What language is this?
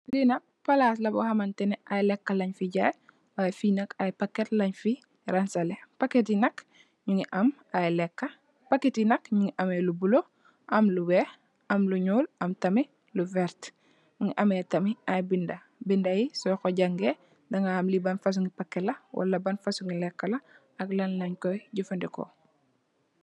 Wolof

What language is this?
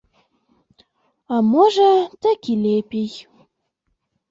Belarusian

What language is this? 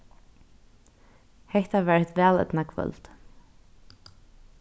Faroese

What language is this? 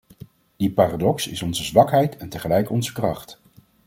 Dutch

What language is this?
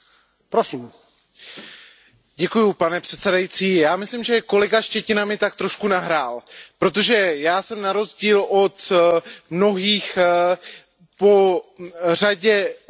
Czech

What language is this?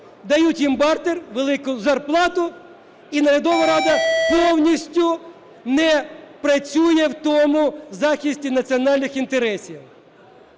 Ukrainian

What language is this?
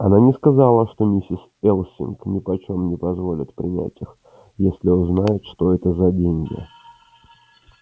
Russian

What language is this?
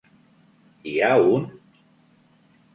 Catalan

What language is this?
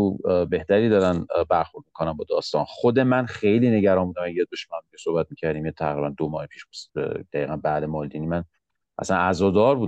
Persian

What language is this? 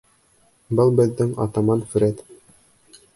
Bashkir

